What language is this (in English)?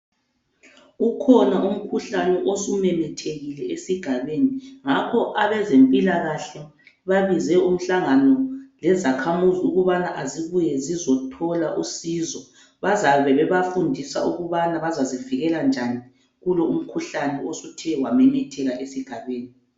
North Ndebele